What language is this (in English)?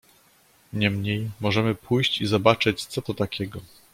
Polish